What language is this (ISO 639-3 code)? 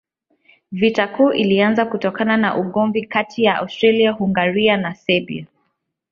swa